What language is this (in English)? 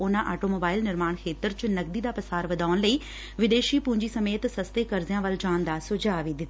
Punjabi